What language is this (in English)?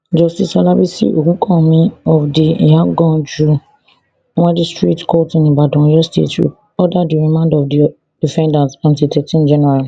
Nigerian Pidgin